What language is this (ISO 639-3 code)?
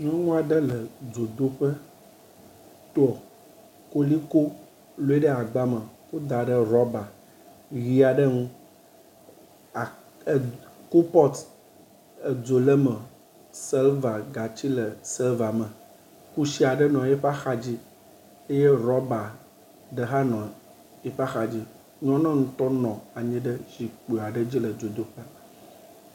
ewe